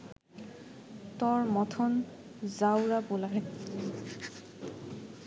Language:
Bangla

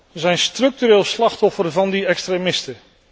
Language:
Dutch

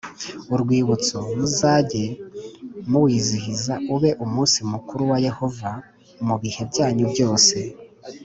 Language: Kinyarwanda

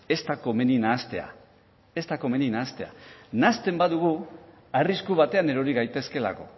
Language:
Basque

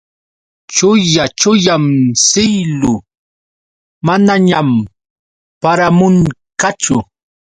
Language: Yauyos Quechua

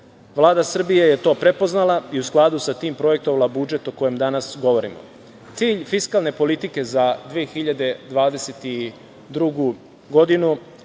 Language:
Serbian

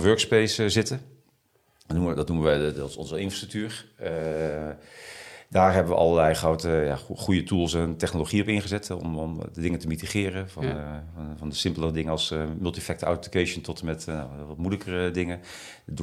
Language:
Dutch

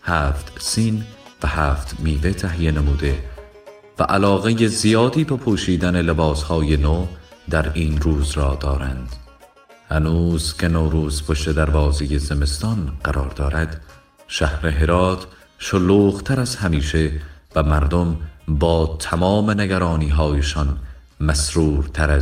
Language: Persian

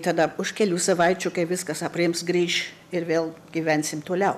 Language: Lithuanian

